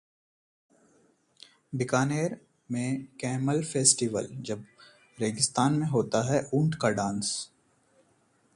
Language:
Hindi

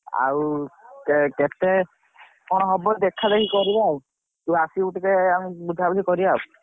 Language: Odia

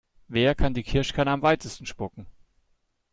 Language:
German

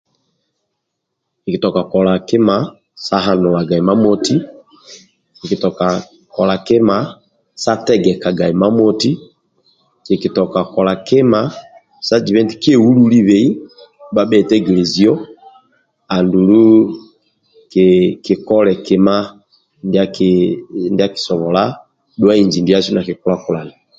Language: Amba (Uganda)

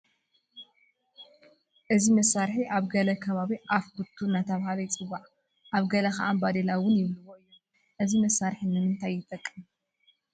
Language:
Tigrinya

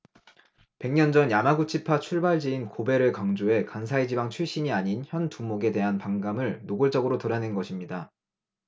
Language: Korean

